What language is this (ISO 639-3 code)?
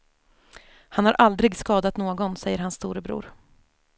swe